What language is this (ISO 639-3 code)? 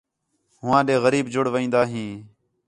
xhe